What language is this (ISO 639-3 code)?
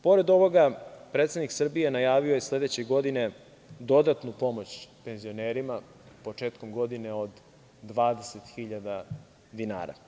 srp